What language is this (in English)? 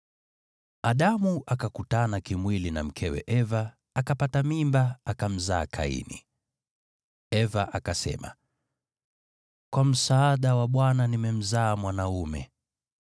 Swahili